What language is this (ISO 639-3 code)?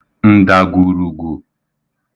ibo